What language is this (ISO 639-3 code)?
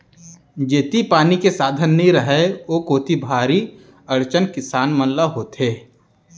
hne